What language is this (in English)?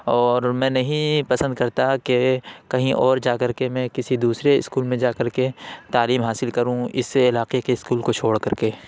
Urdu